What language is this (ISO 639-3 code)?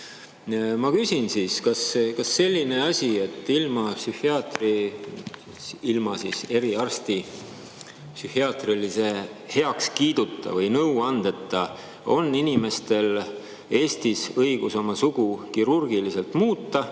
est